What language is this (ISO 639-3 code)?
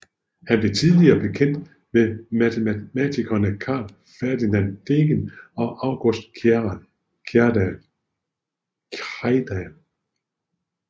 dan